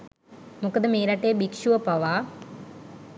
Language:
Sinhala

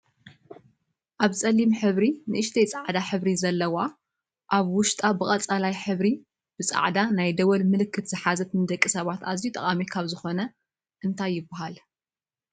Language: Tigrinya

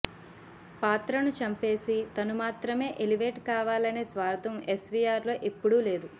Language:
Telugu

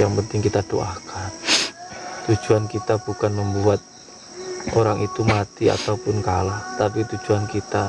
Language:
Indonesian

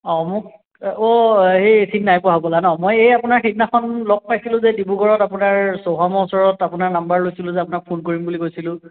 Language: Assamese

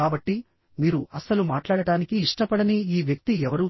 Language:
Telugu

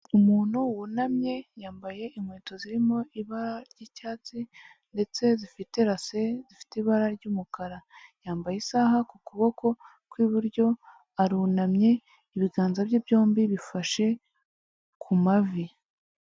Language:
Kinyarwanda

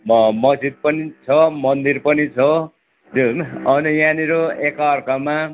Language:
Nepali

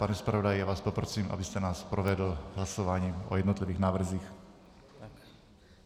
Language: Czech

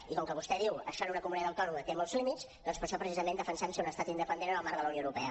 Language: Catalan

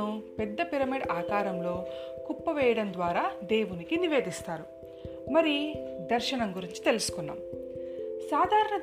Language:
Telugu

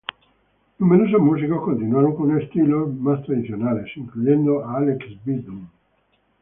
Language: Spanish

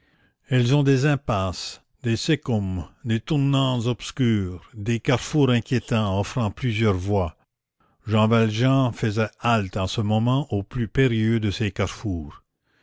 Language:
French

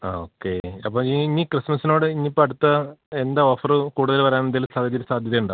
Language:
Malayalam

